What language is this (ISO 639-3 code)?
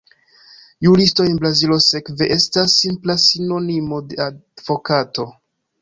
epo